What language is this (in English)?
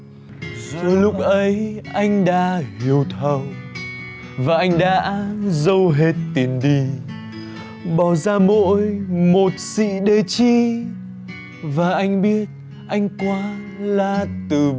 Vietnamese